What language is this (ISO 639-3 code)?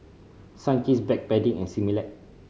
eng